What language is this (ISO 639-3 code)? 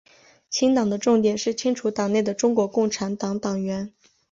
zho